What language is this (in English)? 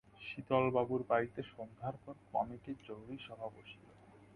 Bangla